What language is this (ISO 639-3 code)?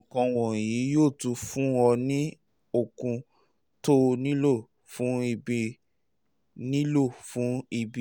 yor